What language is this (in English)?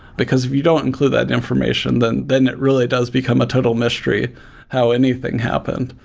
English